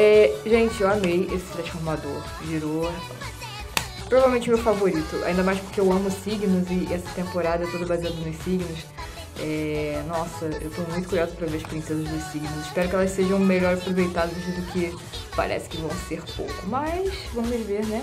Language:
Portuguese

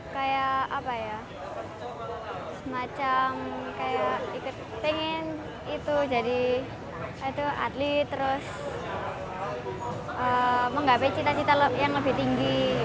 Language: Indonesian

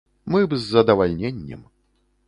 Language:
Belarusian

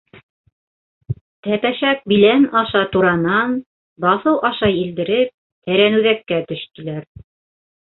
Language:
Bashkir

